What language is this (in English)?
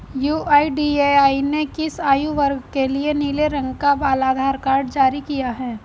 Hindi